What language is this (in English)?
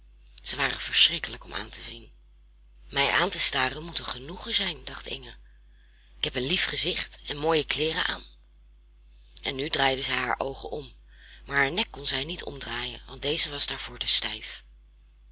Dutch